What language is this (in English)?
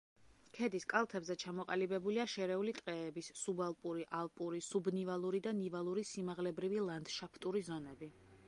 Georgian